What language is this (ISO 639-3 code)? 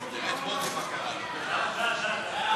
heb